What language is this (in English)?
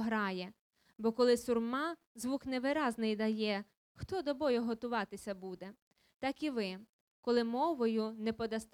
Ukrainian